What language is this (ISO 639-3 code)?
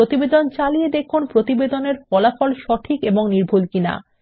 ben